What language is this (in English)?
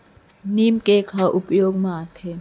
Chhattisgarhi